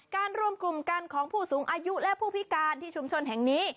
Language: Thai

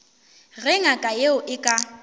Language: Northern Sotho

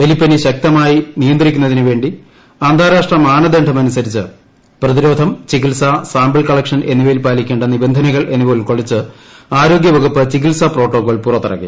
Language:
Malayalam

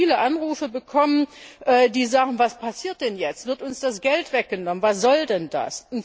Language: German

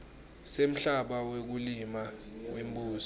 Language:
Swati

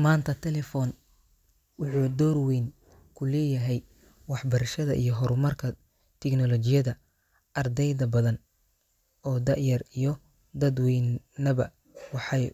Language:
Somali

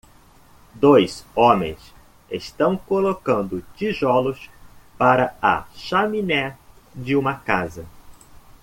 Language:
Portuguese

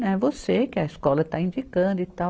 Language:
Portuguese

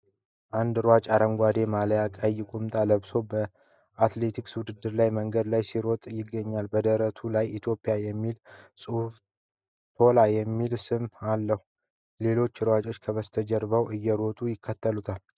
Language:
Amharic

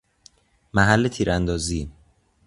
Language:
Persian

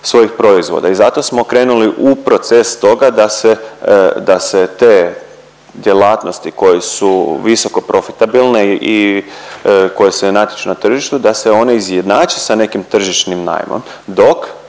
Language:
Croatian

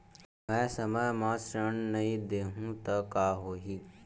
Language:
Chhattisgarhi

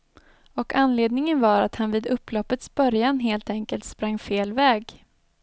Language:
Swedish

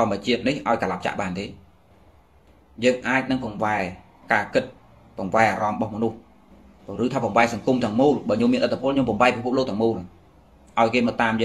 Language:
Vietnamese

